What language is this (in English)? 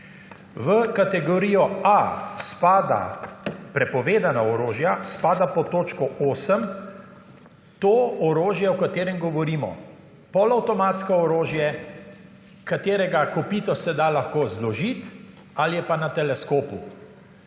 Slovenian